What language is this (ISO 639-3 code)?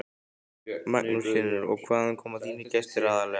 isl